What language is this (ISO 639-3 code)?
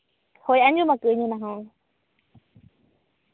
sat